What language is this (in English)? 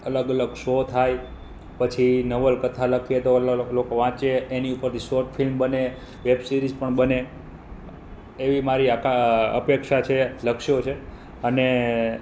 Gujarati